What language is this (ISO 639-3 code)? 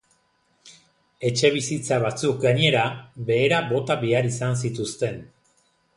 eus